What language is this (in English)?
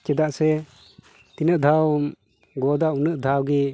Santali